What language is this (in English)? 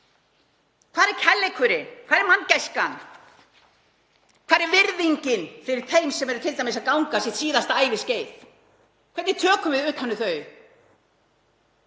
Icelandic